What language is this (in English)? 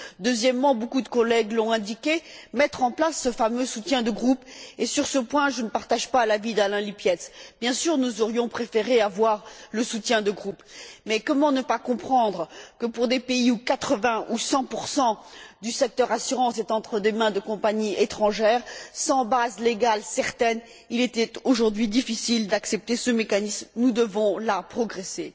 French